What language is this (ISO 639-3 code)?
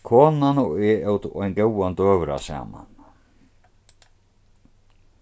fao